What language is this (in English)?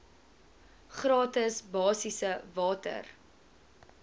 Afrikaans